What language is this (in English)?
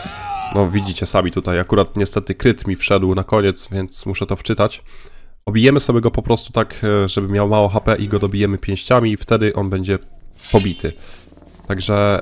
Polish